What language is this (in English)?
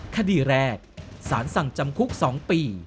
Thai